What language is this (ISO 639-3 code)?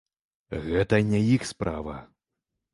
bel